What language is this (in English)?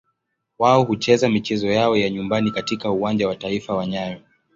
Swahili